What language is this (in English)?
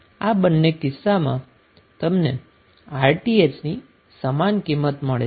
Gujarati